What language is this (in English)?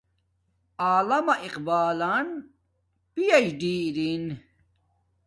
Domaaki